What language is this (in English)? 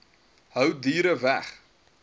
Afrikaans